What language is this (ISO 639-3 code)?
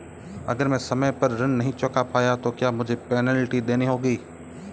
hin